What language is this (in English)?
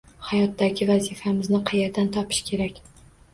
Uzbek